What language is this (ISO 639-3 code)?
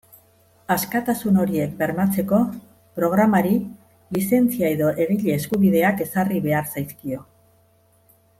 eus